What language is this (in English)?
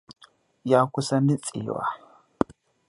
Hausa